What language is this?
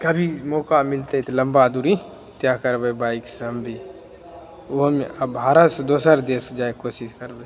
Maithili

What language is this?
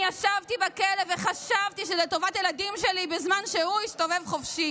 Hebrew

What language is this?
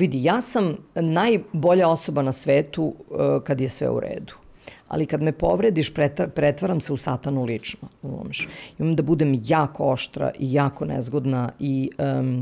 Croatian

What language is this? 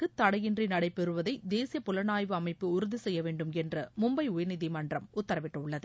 Tamil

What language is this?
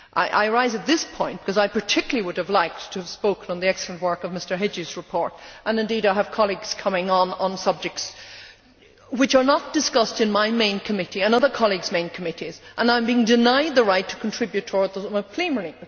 English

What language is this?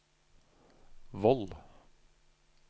Norwegian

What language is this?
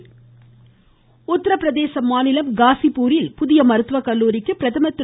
Tamil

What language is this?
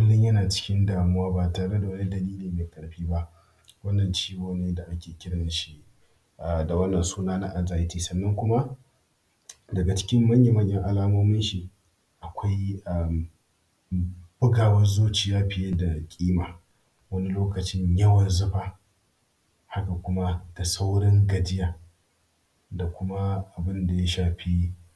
Hausa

